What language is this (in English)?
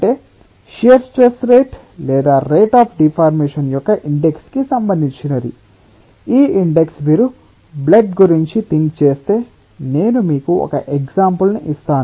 Telugu